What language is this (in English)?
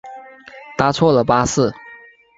Chinese